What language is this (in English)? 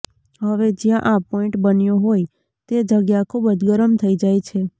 Gujarati